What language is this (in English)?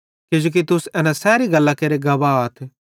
Bhadrawahi